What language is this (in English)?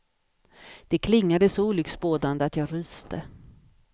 Swedish